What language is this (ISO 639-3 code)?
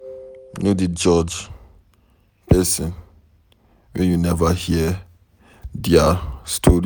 pcm